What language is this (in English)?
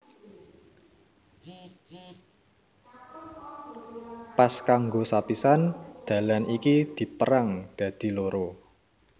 Javanese